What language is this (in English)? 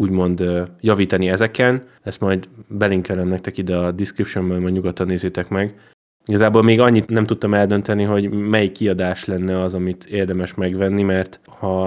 Hungarian